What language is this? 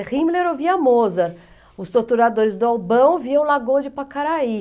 Portuguese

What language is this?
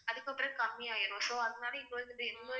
Tamil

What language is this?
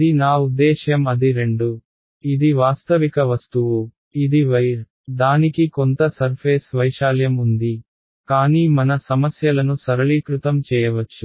Telugu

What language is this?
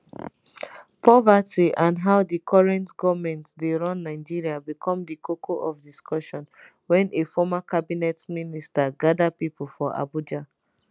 Nigerian Pidgin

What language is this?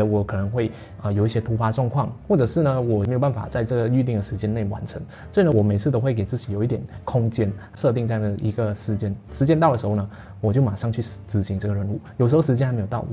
Chinese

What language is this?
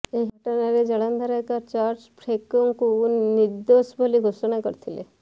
Odia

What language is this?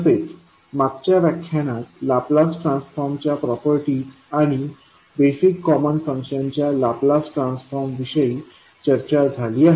Marathi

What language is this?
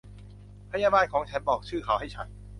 Thai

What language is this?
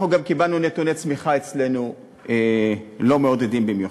Hebrew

